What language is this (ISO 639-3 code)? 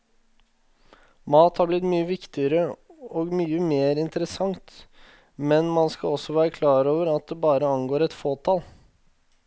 nor